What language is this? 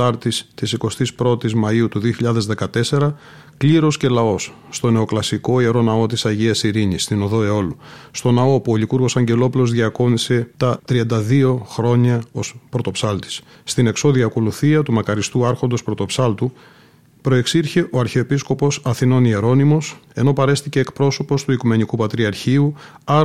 Greek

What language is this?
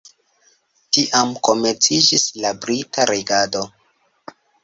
Esperanto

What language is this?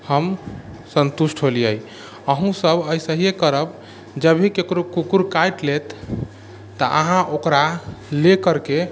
Maithili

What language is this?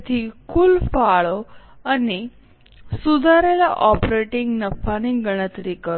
Gujarati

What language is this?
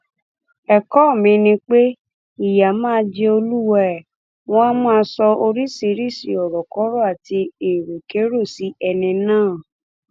Yoruba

